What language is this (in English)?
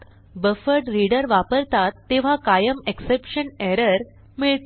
Marathi